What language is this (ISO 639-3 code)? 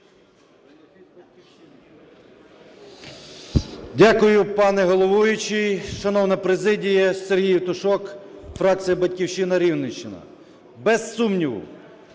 ukr